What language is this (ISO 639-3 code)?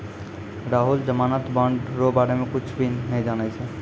mai